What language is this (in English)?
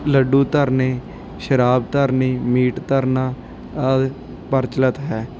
Punjabi